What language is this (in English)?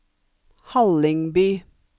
Norwegian